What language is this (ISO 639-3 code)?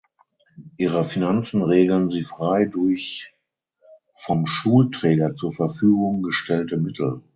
deu